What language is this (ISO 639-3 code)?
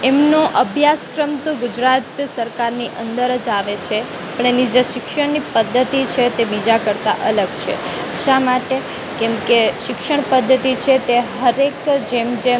guj